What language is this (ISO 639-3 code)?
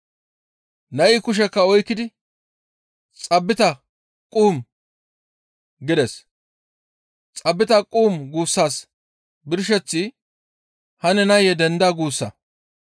gmv